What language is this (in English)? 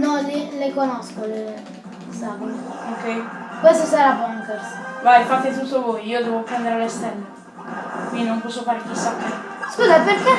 Italian